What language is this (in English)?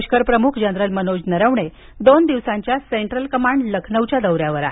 Marathi